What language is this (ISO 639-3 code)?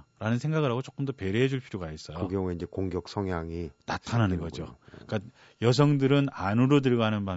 kor